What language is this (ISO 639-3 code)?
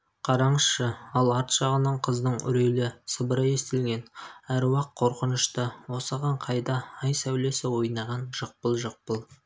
kaz